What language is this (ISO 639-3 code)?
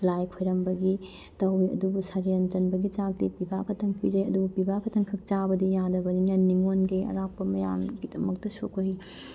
mni